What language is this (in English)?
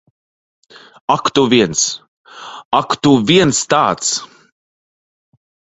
Latvian